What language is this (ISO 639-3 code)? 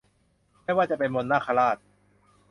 tha